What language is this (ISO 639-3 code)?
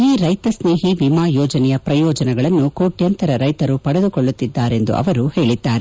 kan